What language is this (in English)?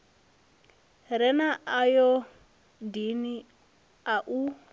Venda